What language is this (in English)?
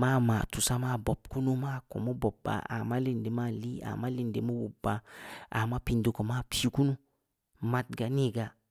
Samba Leko